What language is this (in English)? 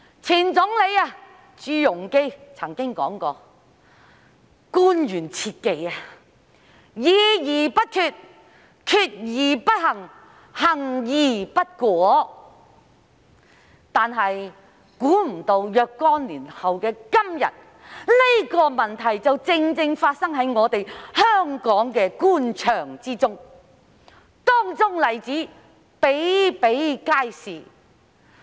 Cantonese